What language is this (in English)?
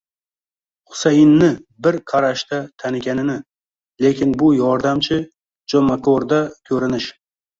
Uzbek